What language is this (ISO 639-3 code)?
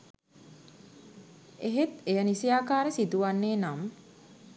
sin